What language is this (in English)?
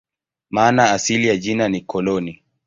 Swahili